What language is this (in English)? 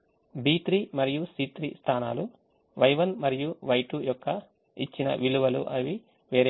Telugu